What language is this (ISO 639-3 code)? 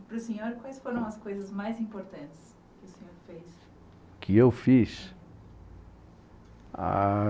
por